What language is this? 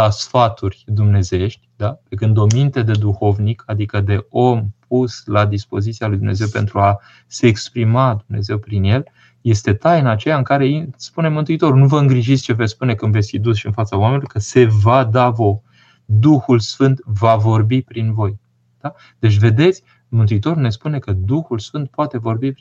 Romanian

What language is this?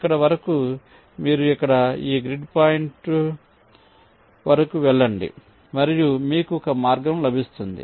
Telugu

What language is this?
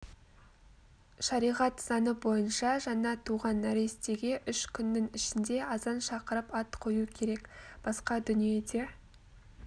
Kazakh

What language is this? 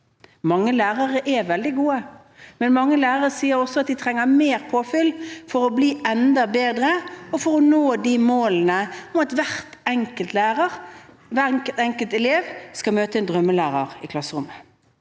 Norwegian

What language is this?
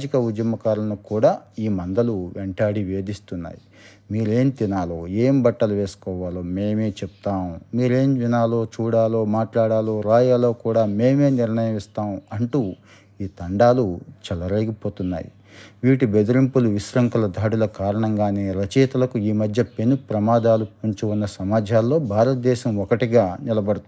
Telugu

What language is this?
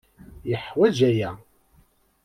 Kabyle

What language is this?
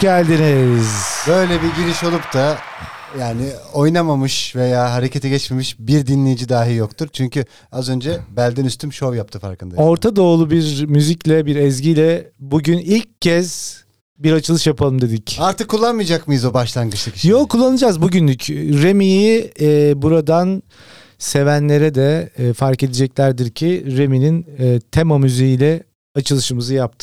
Turkish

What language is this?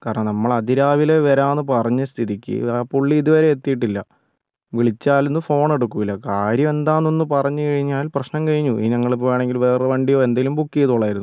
Malayalam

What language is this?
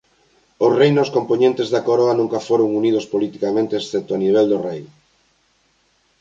Galician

